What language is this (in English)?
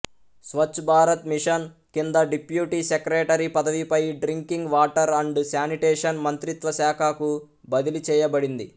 Telugu